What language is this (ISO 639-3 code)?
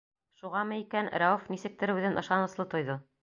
bak